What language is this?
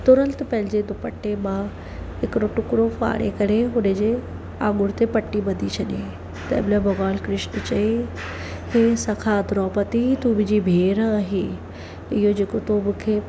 Sindhi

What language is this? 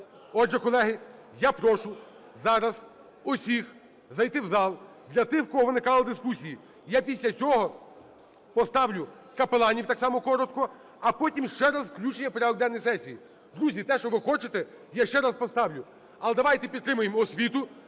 Ukrainian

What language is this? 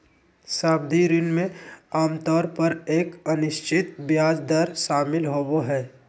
Magahi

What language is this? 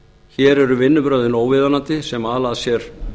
Icelandic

